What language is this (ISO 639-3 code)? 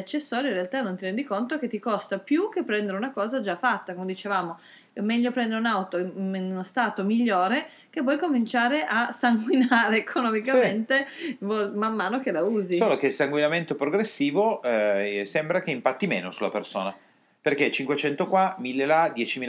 ita